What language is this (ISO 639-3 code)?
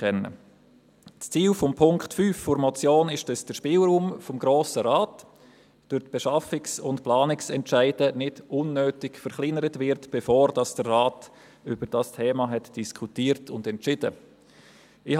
gsw